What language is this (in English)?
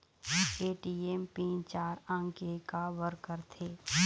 Chhattisgarhi